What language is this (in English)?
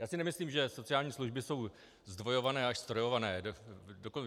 Czech